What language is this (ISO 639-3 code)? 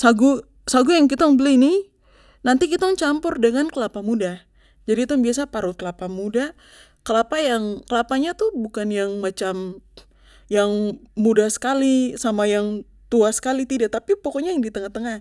pmy